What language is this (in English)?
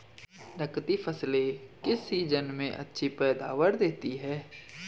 Hindi